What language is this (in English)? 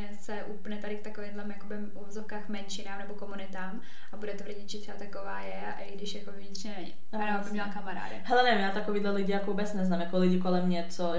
Czech